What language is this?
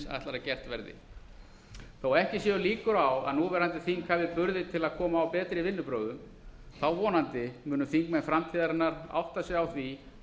Icelandic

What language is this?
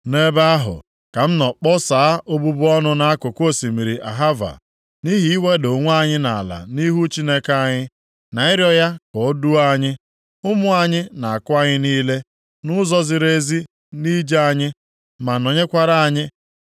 Igbo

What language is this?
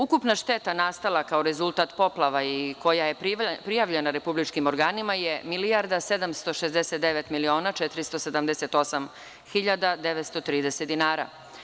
Serbian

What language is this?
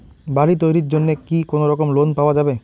Bangla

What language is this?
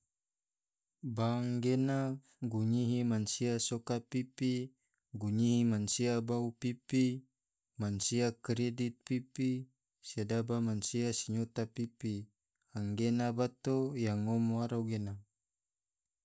Tidore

